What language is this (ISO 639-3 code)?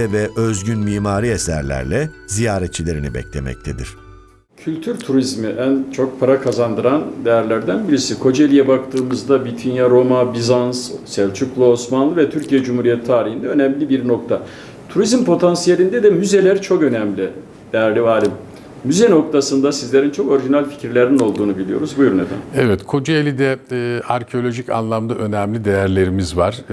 tur